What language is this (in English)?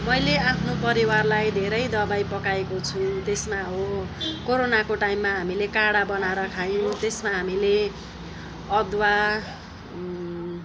Nepali